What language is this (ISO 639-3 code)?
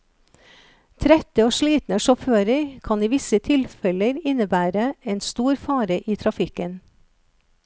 nor